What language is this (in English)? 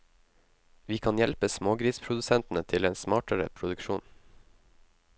Norwegian